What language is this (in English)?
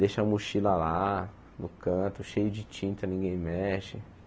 Portuguese